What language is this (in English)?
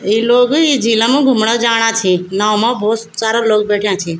Garhwali